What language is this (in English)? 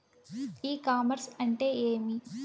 Telugu